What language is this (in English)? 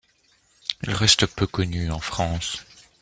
French